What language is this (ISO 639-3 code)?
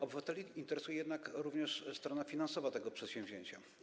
pol